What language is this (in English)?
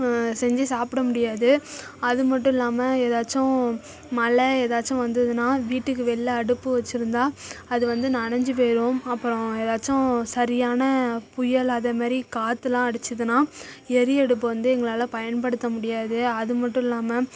Tamil